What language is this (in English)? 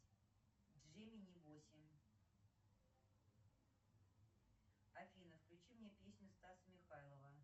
Russian